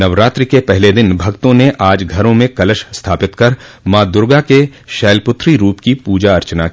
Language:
Hindi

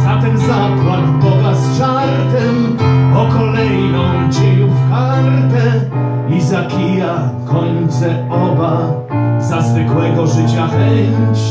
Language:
Polish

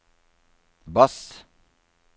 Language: Norwegian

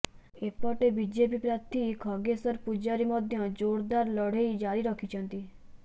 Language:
Odia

